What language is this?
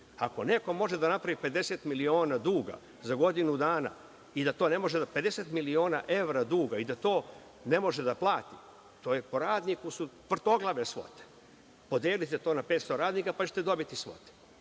Serbian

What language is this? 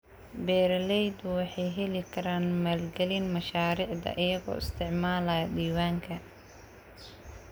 Somali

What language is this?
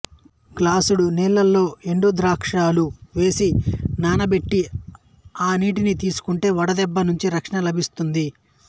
Telugu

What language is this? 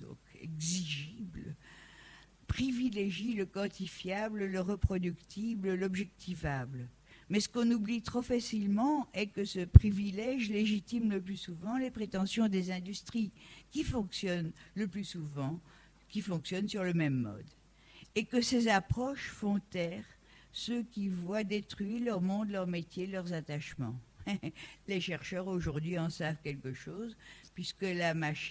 French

